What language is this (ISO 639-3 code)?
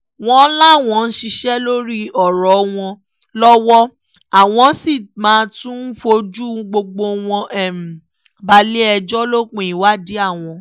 yor